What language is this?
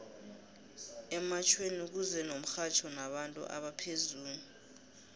South Ndebele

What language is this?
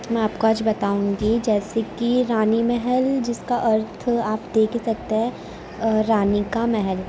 Urdu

